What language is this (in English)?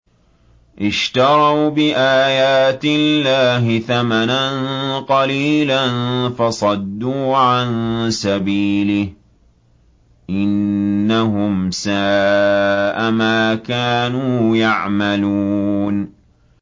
Arabic